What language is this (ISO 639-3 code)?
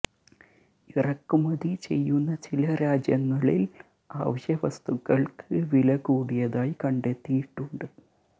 mal